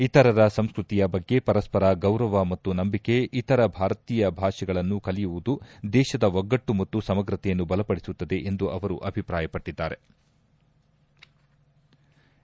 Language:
Kannada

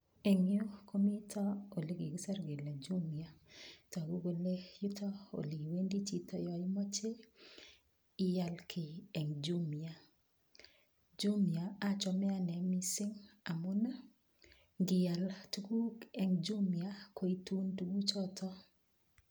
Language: Kalenjin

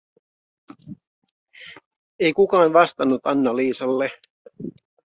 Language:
Finnish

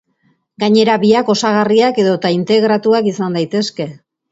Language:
Basque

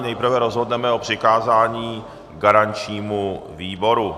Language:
Czech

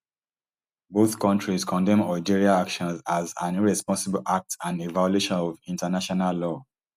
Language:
Nigerian Pidgin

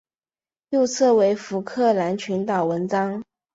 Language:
Chinese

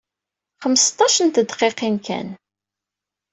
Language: Kabyle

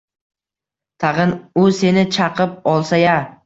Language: Uzbek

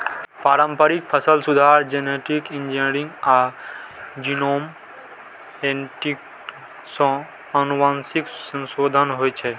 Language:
Maithili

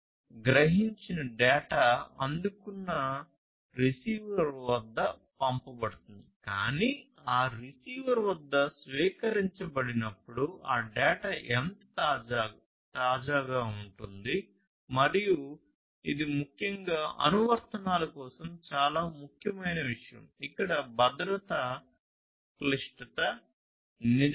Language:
Telugu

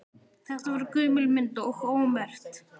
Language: Icelandic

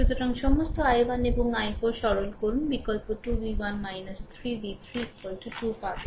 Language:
Bangla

